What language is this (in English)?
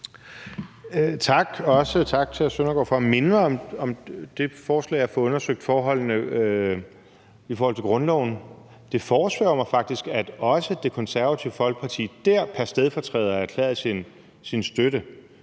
Danish